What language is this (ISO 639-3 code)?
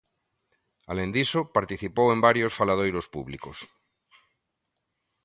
glg